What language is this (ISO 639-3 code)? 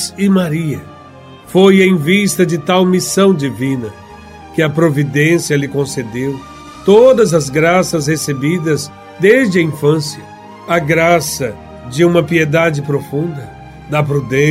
por